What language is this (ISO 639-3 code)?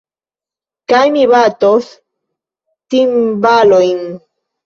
epo